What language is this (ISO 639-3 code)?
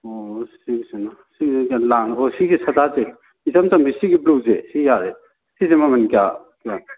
mni